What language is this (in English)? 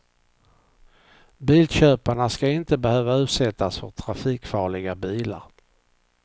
Swedish